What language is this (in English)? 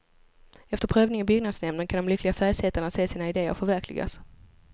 Swedish